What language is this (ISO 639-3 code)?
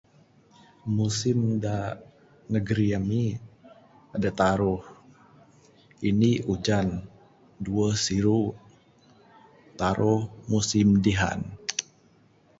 sdo